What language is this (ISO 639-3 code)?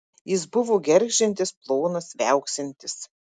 lit